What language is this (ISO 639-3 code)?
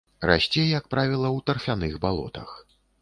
bel